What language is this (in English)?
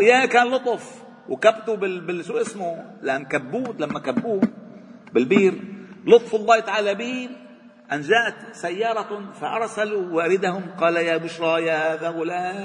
Arabic